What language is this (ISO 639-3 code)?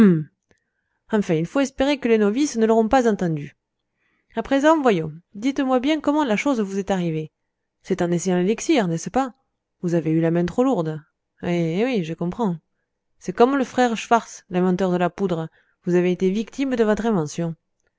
fra